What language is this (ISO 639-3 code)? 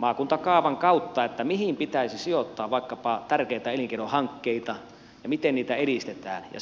fin